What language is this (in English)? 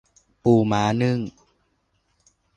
Thai